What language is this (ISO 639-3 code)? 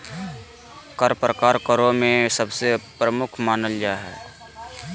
mag